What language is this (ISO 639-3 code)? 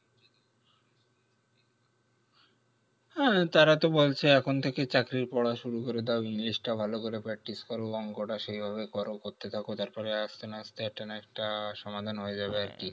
ben